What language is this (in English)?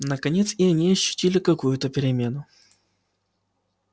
Russian